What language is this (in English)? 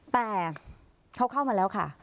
Thai